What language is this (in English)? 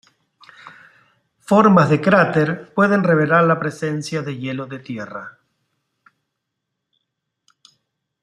Spanish